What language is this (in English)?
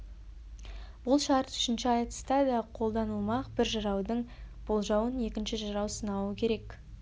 Kazakh